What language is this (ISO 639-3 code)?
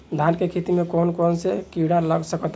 bho